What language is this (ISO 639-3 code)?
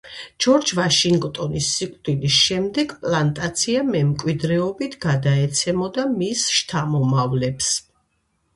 kat